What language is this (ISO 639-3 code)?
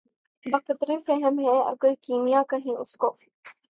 urd